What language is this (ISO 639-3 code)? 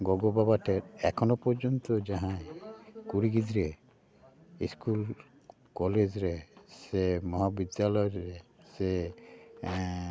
sat